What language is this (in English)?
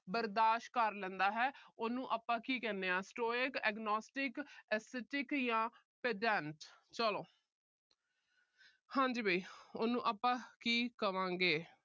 Punjabi